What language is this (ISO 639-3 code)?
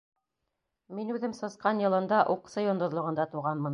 bak